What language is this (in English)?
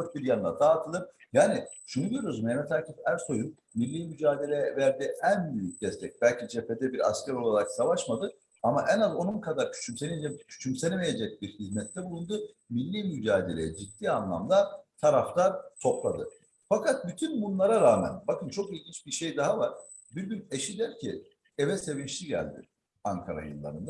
Turkish